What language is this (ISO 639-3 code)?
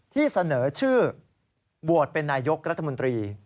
tha